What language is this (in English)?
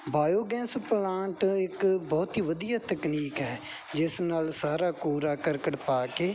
Punjabi